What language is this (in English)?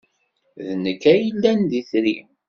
Kabyle